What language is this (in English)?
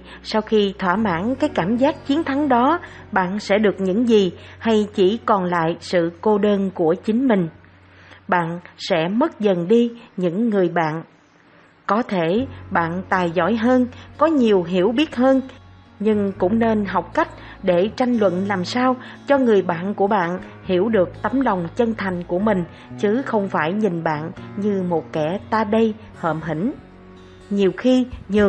Vietnamese